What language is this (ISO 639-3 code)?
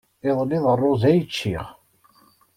kab